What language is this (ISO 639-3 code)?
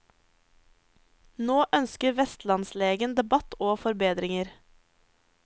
nor